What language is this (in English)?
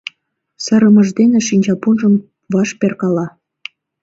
Mari